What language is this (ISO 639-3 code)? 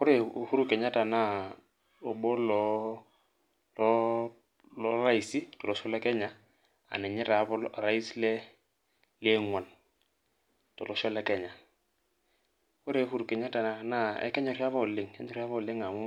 mas